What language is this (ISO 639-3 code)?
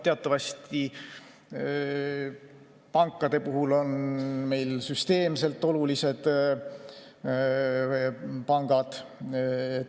est